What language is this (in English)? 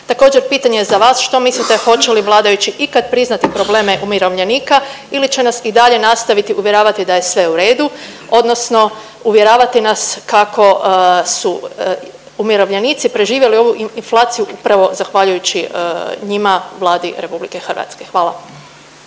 Croatian